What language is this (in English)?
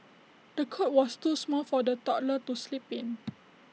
English